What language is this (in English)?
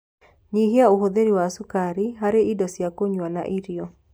Kikuyu